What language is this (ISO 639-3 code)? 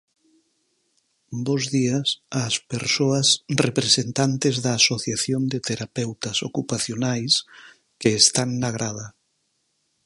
glg